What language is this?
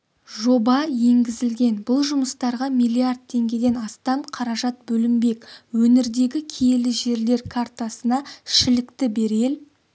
Kazakh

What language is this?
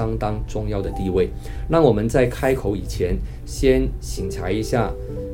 Chinese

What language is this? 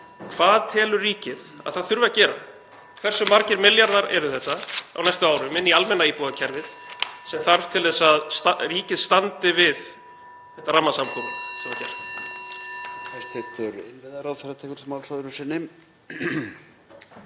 Icelandic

